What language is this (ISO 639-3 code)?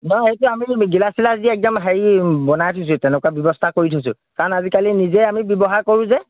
asm